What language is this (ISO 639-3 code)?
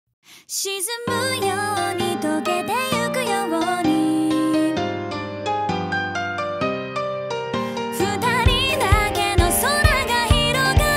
jpn